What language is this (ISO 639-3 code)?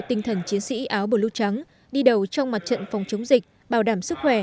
vie